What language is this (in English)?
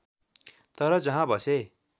Nepali